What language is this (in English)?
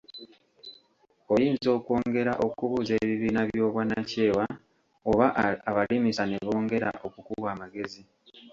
Ganda